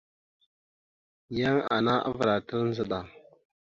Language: Mada (Cameroon)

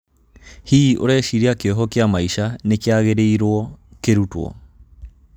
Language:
Kikuyu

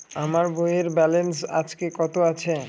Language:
Bangla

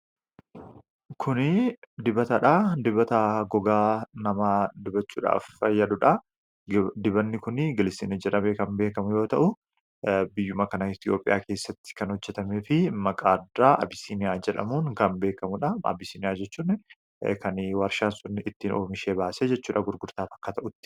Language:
Oromo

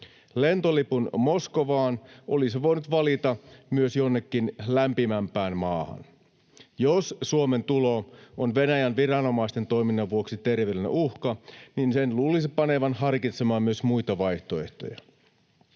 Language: Finnish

